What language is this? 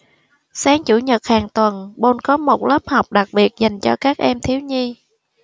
Vietnamese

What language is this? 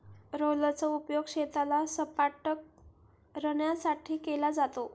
Marathi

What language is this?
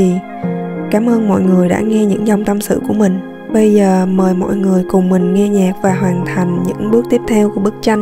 Vietnamese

